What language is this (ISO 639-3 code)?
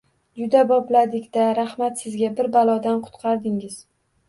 uzb